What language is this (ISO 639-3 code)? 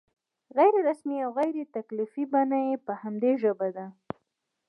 pus